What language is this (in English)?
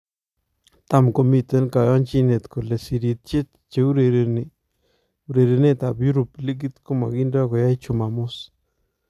Kalenjin